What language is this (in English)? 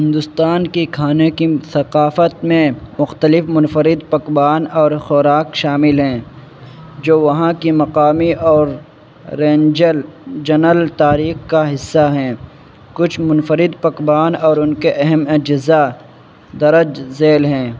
Urdu